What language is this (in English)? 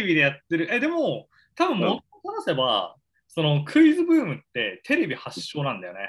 Japanese